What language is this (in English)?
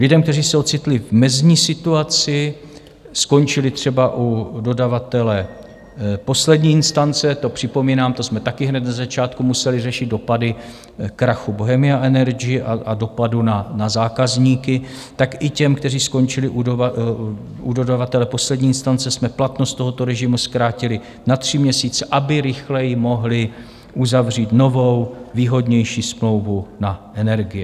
Czech